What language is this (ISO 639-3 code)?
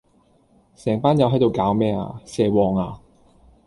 yue